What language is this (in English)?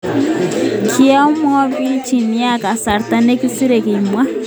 Kalenjin